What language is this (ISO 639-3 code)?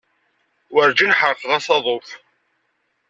kab